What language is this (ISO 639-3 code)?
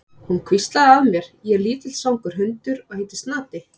isl